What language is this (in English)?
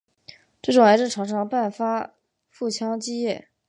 Chinese